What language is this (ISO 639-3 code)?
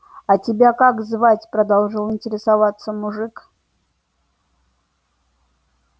rus